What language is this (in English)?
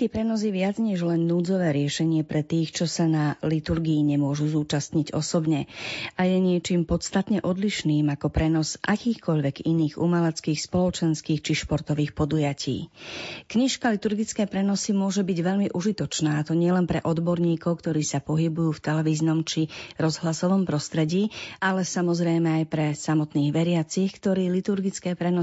Slovak